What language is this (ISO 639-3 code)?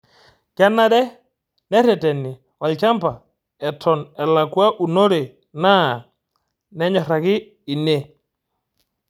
mas